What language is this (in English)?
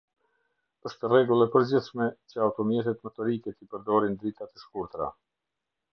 Albanian